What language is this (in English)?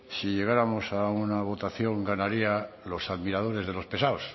Spanish